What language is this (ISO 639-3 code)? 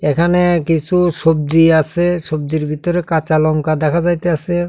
ben